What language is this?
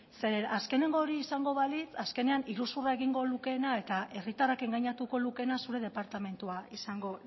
Basque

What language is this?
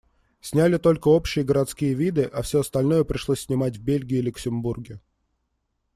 Russian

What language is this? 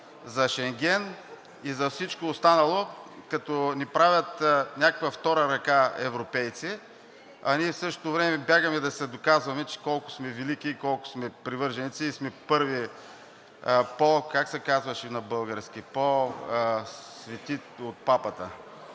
Bulgarian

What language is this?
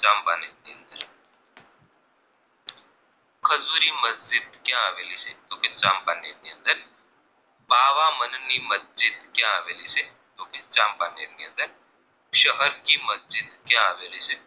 Gujarati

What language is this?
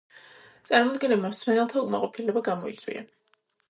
Georgian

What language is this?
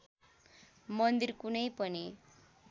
Nepali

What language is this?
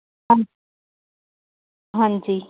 Punjabi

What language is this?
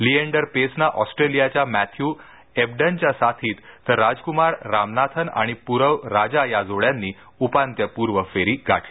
Marathi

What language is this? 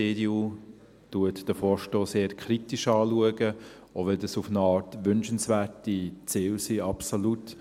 Swiss German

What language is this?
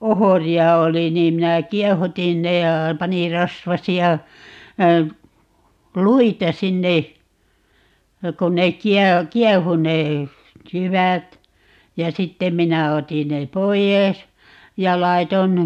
Finnish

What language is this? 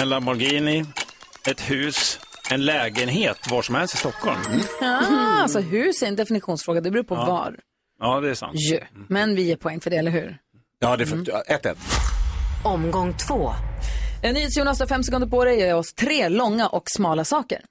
Swedish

